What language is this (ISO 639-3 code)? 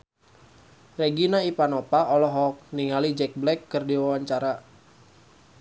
sun